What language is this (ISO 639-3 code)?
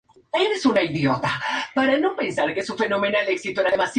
spa